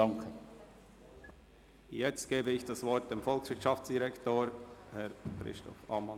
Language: Swiss German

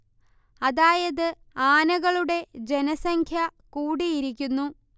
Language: Malayalam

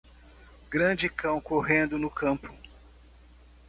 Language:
Portuguese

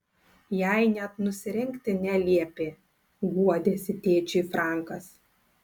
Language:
Lithuanian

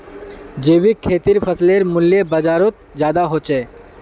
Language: Magahi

